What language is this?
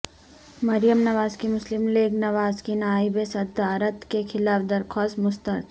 Urdu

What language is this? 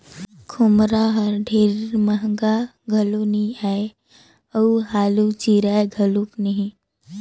Chhattisgarhi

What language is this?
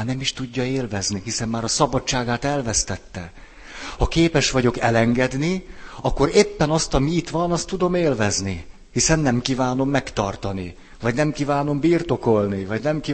Hungarian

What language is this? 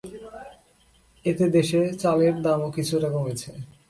Bangla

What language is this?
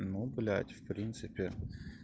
Russian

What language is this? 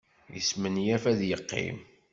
Kabyle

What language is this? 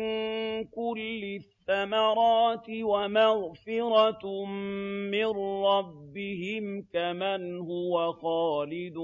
Arabic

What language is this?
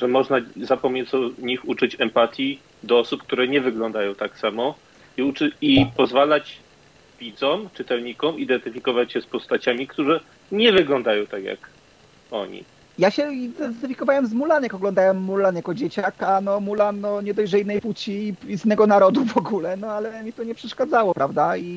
Polish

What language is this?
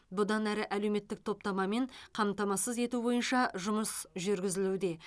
Kazakh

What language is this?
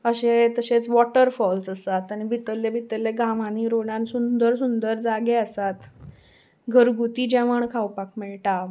Konkani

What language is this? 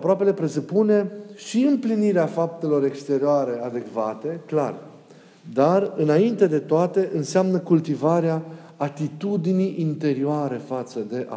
Romanian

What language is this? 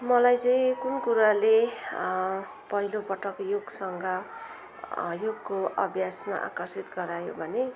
Nepali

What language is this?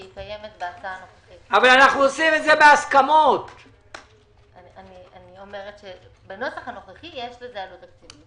Hebrew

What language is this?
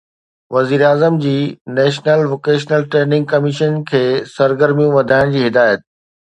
Sindhi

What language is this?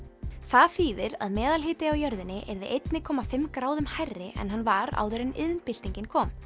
Icelandic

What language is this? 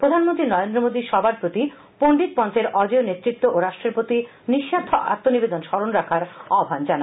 Bangla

